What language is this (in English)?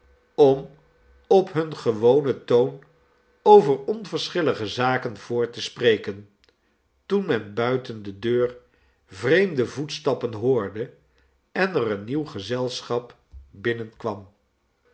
Dutch